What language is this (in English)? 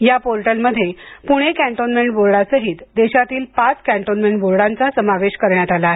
Marathi